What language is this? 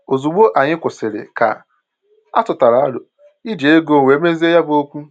Igbo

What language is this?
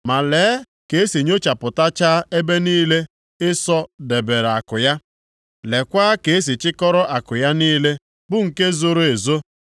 Igbo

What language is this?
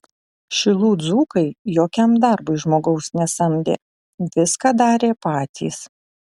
Lithuanian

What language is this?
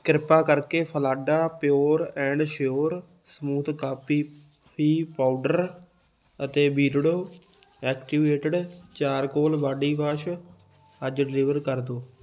Punjabi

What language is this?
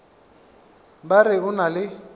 Northern Sotho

